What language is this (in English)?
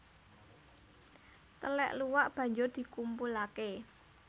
Javanese